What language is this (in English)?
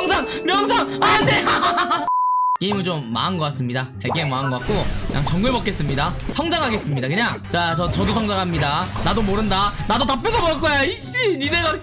Korean